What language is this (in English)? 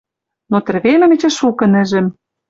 Western Mari